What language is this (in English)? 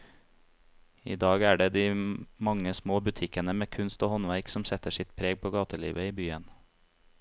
Norwegian